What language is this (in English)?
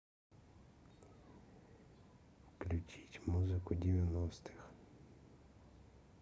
Russian